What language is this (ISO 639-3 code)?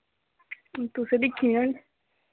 doi